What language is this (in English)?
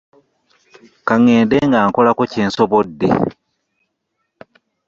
Ganda